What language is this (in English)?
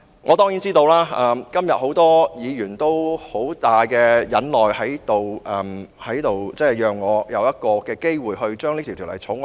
Cantonese